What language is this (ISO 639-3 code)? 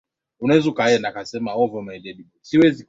swa